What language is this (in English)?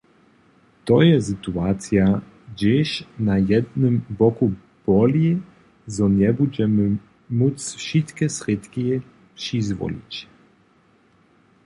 Upper Sorbian